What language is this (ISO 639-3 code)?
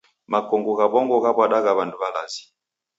dav